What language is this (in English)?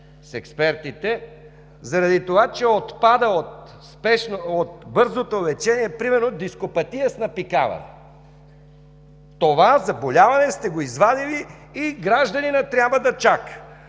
Bulgarian